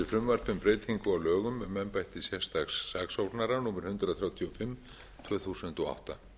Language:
Icelandic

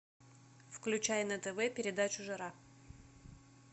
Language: Russian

